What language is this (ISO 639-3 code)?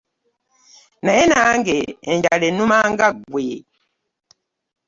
lug